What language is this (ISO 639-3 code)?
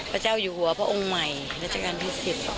tha